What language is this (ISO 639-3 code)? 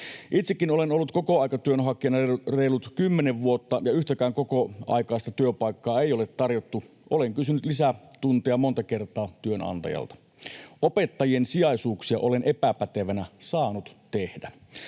fin